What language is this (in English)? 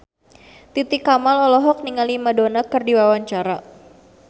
Sundanese